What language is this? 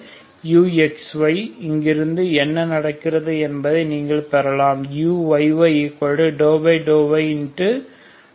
Tamil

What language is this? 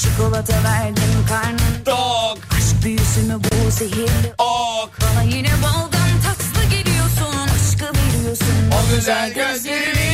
Turkish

